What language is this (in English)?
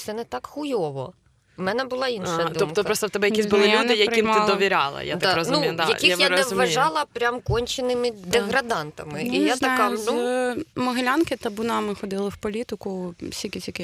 Ukrainian